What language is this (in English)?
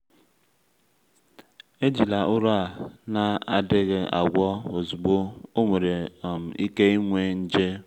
Igbo